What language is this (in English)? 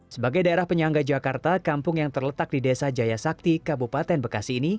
Indonesian